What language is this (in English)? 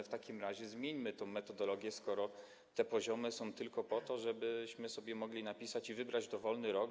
Polish